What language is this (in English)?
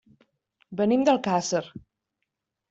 Catalan